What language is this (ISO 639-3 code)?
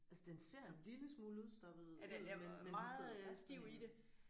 dan